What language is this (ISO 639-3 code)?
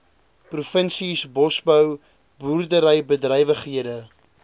afr